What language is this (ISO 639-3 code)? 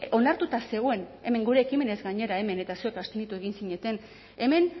eus